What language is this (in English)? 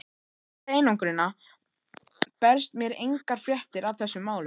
Icelandic